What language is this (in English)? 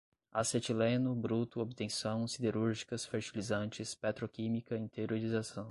Portuguese